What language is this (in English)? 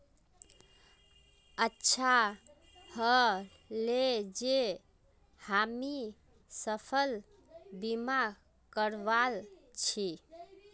Magahi